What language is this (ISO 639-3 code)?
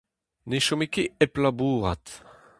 bre